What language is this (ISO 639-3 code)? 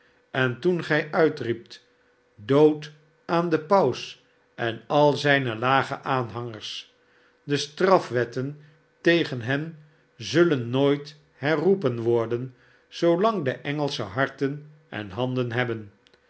nld